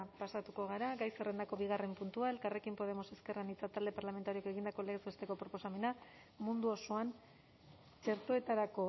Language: Basque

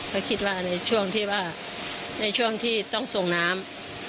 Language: Thai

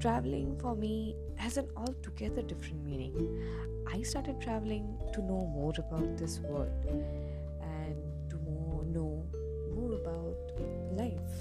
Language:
Hindi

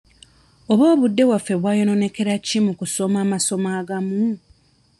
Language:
Ganda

